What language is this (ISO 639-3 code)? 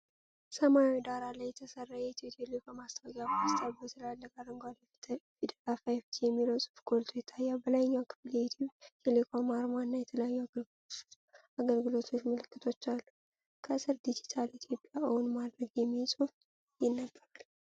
amh